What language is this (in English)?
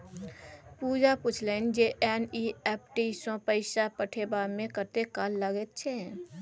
Maithili